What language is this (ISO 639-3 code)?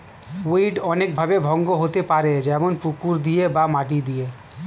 ben